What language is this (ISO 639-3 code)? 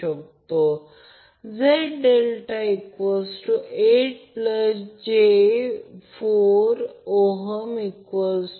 mar